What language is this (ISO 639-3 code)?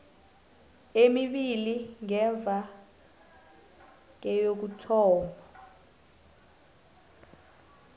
nbl